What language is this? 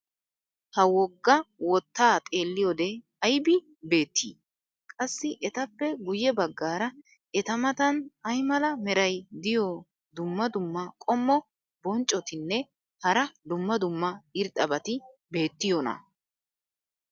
Wolaytta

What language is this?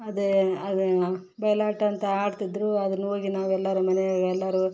Kannada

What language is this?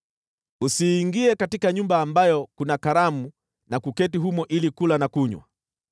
Swahili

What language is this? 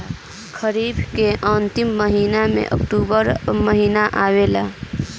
Bhojpuri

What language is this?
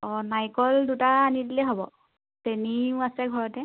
Assamese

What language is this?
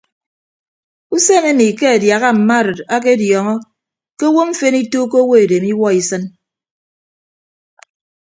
Ibibio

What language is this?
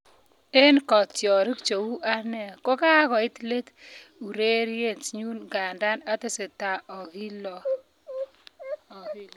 Kalenjin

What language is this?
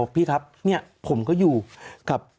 Thai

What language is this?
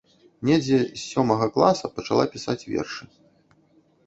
Belarusian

